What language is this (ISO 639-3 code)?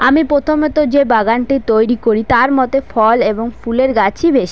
ben